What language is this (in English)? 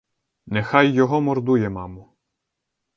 Ukrainian